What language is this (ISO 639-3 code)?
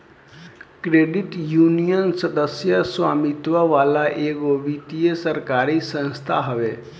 bho